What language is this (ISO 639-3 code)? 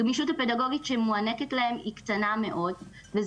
heb